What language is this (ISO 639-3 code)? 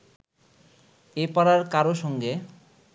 ben